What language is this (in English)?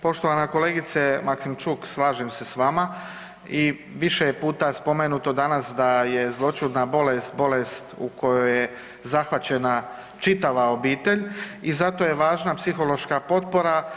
Croatian